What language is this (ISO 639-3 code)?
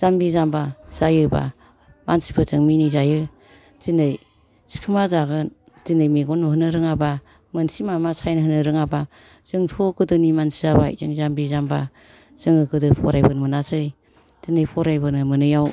brx